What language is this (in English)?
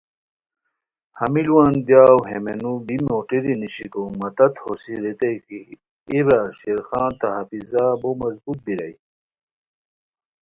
Khowar